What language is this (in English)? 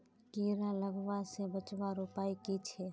Magahi